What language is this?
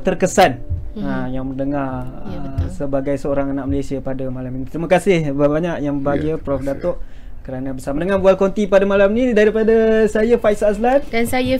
Malay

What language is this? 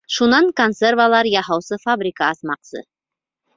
Bashkir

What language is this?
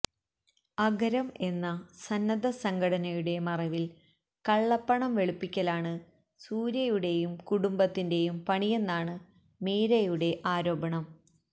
Malayalam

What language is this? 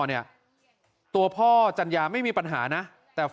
Thai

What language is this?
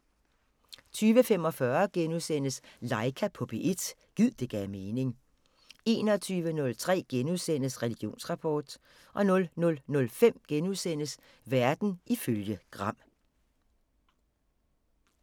Danish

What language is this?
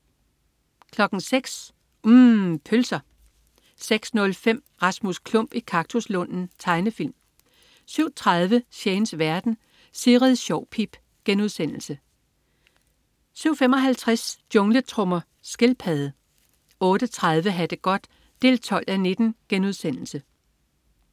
Danish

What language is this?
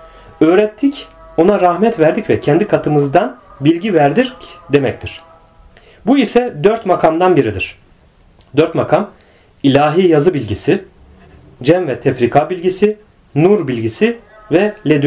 Turkish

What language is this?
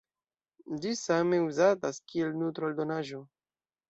Esperanto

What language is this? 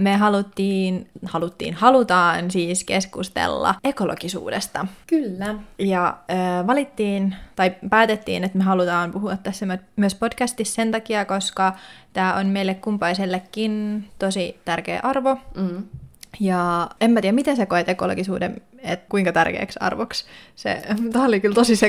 Finnish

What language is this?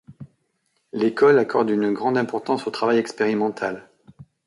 French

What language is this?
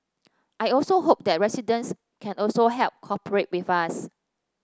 English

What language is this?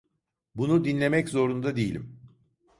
Turkish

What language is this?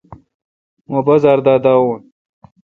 Kalkoti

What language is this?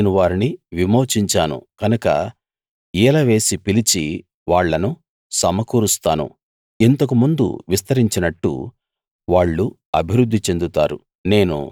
Telugu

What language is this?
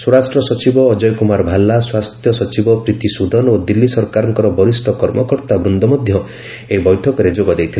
Odia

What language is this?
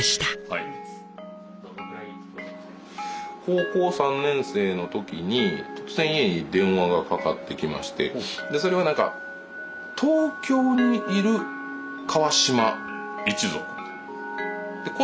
Japanese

